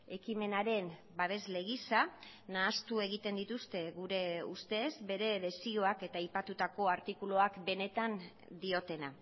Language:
Basque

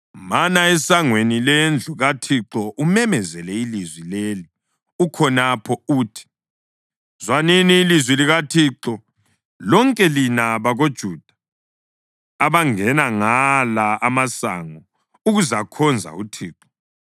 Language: North Ndebele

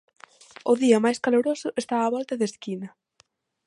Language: Galician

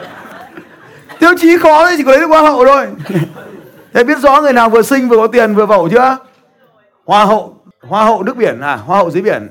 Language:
Vietnamese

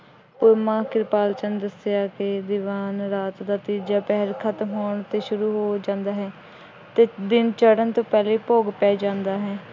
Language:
Punjabi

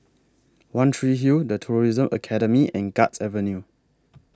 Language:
English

